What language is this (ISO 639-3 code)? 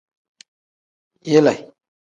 kdh